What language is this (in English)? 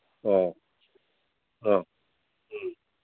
Manipuri